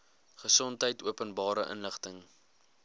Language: Afrikaans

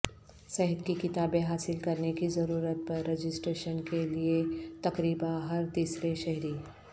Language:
Urdu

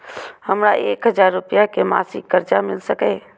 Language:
Maithili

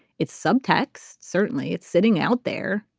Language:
English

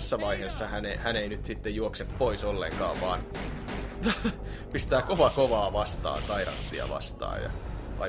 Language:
Finnish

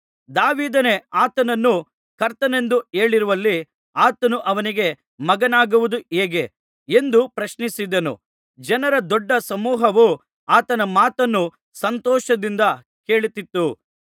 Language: Kannada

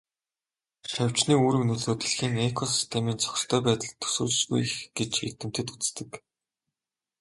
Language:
Mongolian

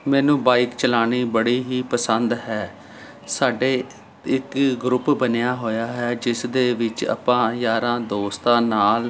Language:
Punjabi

